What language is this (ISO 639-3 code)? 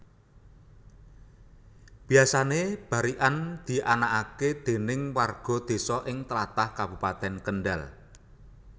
jav